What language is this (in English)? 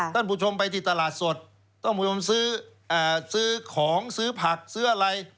Thai